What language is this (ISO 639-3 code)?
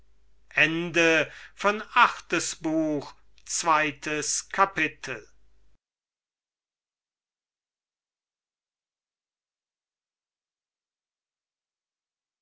deu